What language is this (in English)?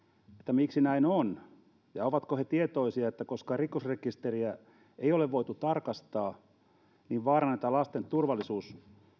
Finnish